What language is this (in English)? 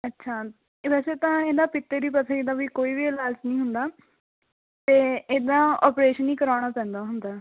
Punjabi